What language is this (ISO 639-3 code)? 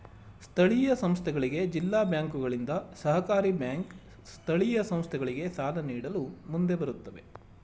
kan